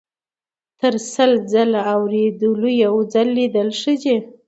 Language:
Pashto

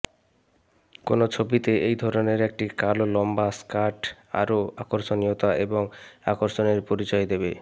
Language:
Bangla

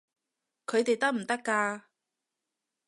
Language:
Cantonese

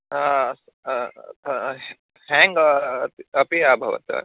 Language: Sanskrit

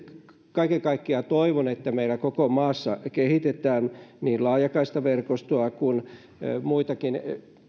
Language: Finnish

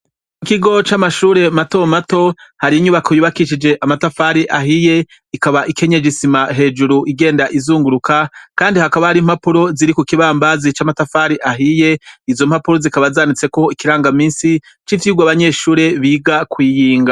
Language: Rundi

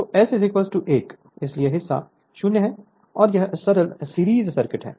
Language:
Hindi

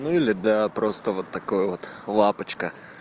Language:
Russian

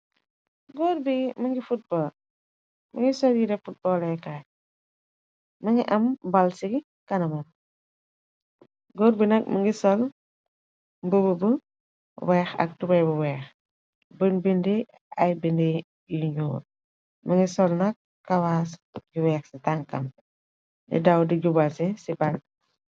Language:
Wolof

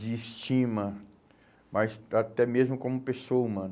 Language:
Portuguese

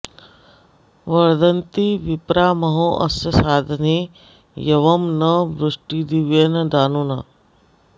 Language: Sanskrit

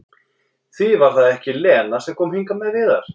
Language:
Icelandic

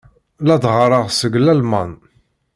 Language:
Kabyle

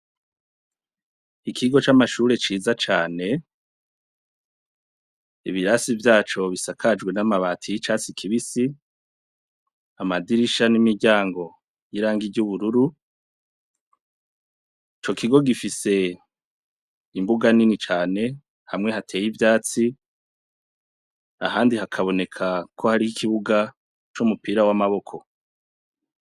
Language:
Rundi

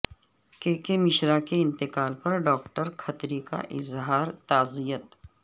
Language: Urdu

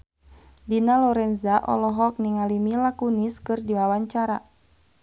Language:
Sundanese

